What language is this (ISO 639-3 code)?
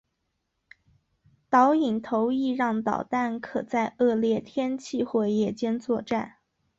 zho